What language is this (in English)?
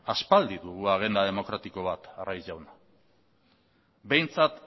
Basque